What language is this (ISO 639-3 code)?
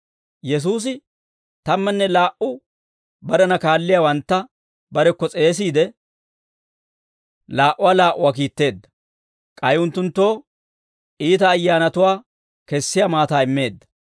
dwr